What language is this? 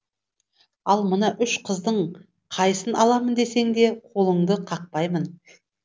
Kazakh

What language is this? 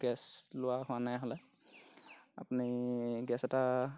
Assamese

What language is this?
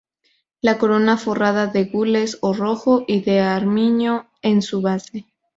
Spanish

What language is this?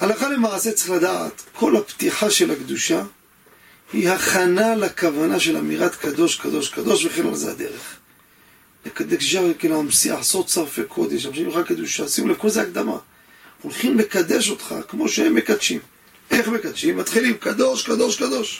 Hebrew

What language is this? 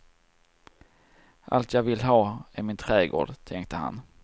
Swedish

